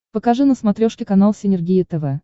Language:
Russian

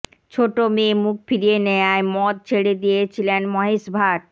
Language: Bangla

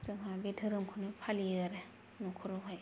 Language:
Bodo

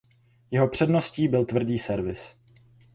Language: Czech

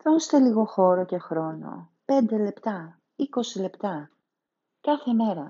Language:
Greek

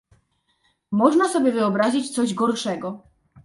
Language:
Polish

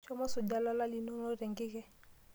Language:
Masai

